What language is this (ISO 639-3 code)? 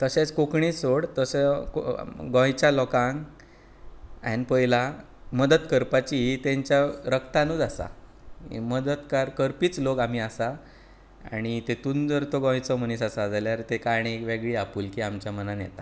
kok